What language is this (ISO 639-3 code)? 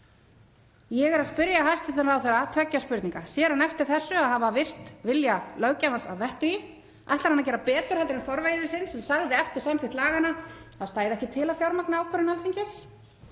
isl